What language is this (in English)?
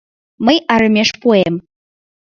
Mari